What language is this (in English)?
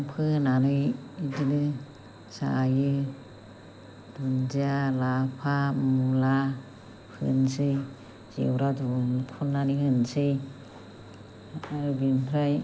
Bodo